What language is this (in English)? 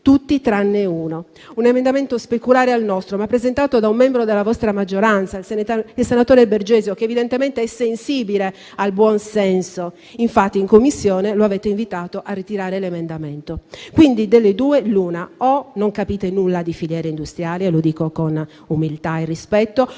Italian